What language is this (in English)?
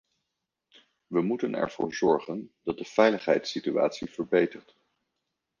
Dutch